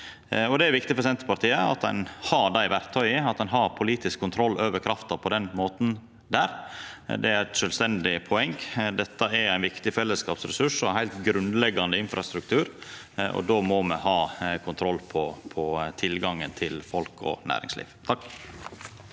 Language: Norwegian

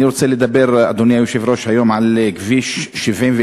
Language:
Hebrew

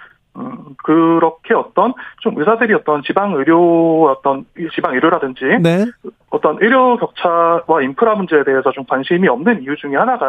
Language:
Korean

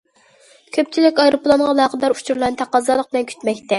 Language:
Uyghur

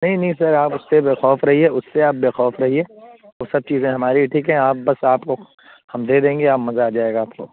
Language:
Urdu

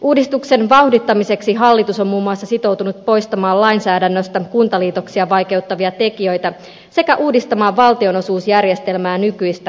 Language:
Finnish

